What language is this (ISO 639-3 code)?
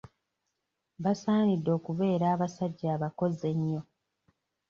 lug